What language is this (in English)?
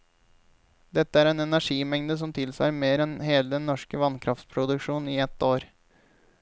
Norwegian